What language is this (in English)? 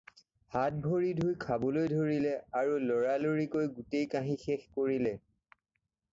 Assamese